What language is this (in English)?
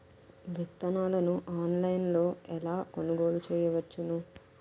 Telugu